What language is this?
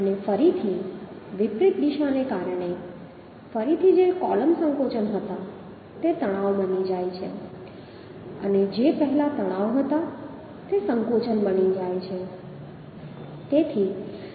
Gujarati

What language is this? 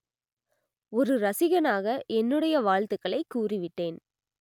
Tamil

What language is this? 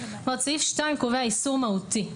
Hebrew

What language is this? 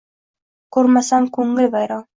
Uzbek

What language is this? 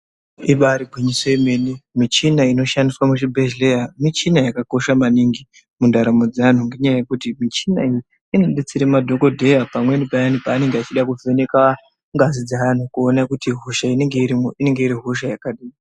Ndau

